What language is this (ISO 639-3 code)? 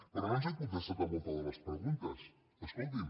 cat